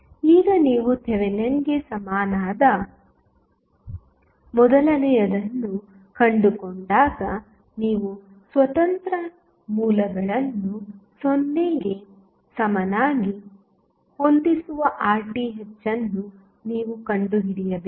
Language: Kannada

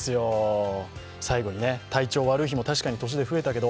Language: Japanese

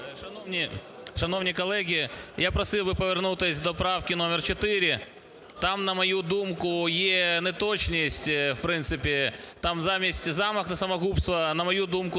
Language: Ukrainian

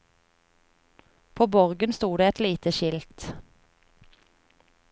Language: Norwegian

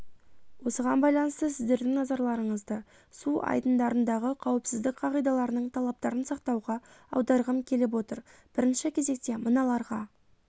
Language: Kazakh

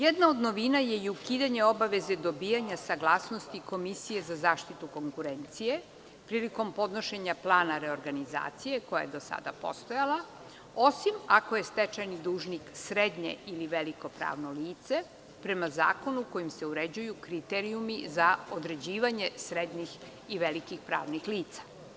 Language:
Serbian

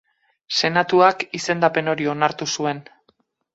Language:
Basque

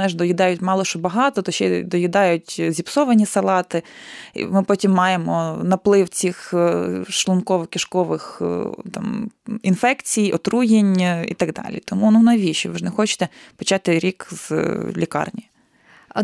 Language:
Ukrainian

